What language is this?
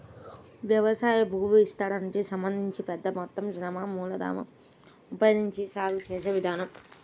Telugu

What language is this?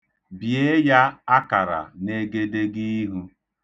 Igbo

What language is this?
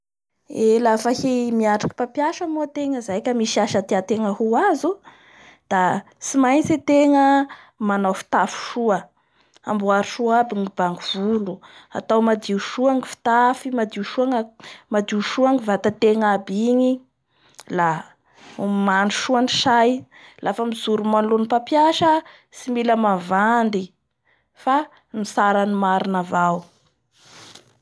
Bara Malagasy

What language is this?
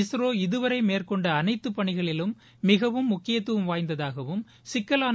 Tamil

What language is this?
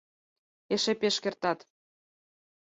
Mari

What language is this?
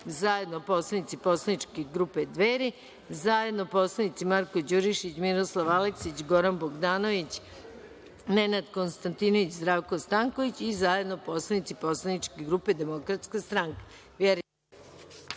Serbian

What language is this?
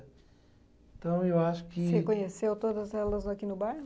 Portuguese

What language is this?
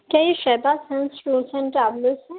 Urdu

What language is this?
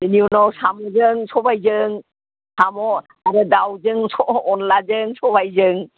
Bodo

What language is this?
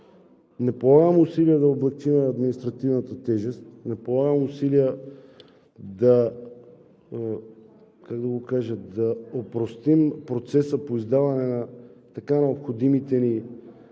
Bulgarian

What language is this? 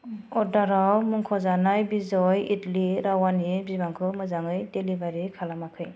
Bodo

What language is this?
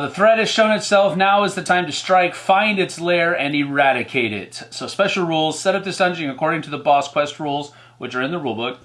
English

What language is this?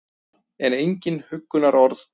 Icelandic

